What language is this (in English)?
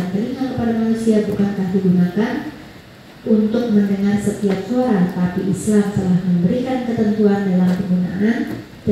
Indonesian